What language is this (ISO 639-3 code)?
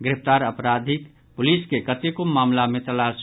mai